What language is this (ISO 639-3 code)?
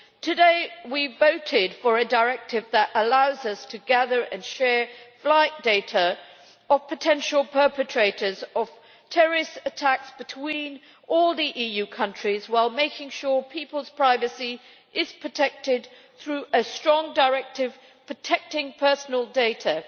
eng